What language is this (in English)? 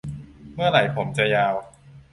Thai